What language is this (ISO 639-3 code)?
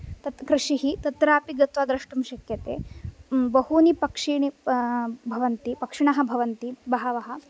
san